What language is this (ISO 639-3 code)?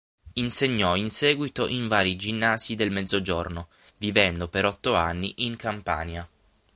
ita